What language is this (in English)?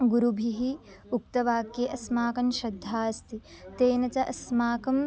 Sanskrit